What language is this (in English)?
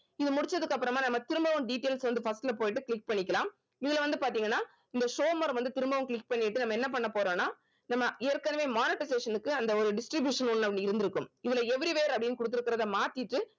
Tamil